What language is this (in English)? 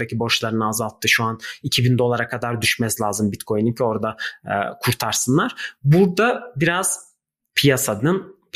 Turkish